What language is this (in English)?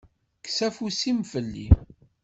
Kabyle